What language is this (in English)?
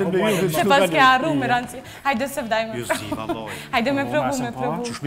Romanian